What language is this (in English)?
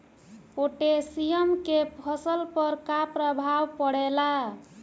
Bhojpuri